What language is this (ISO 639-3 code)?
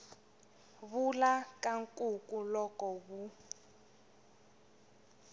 tso